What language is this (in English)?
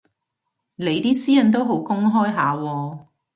Cantonese